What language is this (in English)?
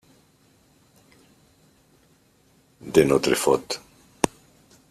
French